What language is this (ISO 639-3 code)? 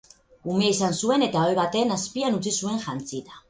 eus